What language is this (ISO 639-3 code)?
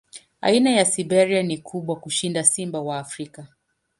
swa